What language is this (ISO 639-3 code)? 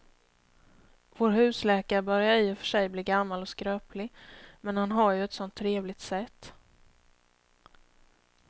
swe